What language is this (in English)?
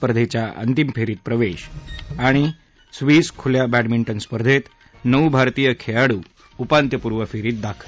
Marathi